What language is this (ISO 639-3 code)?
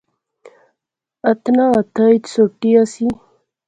phr